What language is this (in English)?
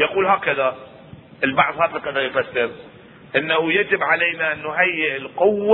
Arabic